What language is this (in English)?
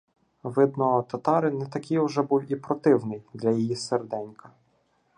Ukrainian